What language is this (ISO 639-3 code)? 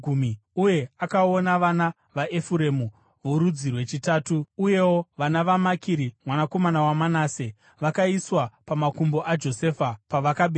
sna